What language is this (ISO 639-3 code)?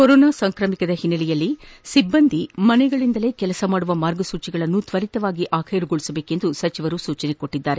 kan